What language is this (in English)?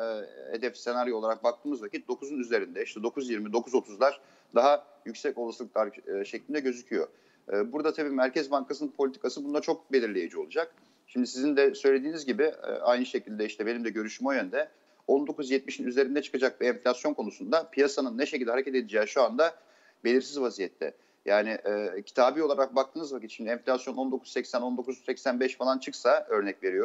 Turkish